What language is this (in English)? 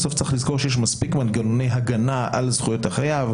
Hebrew